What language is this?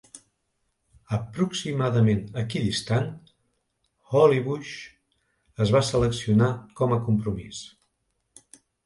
Catalan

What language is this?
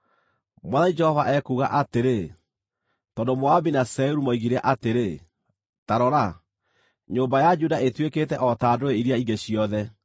Kikuyu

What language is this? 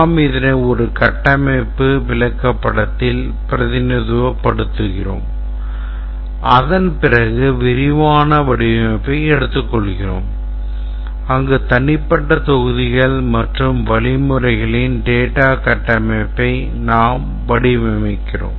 Tamil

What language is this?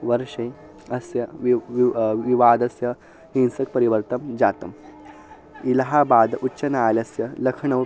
Sanskrit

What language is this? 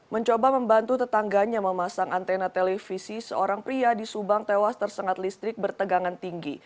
Indonesian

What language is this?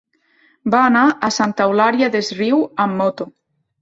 Catalan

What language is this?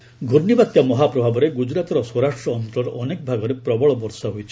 Odia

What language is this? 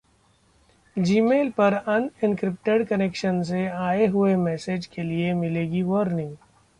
Hindi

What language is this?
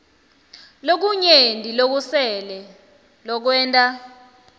Swati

